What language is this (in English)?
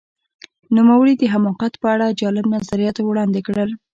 Pashto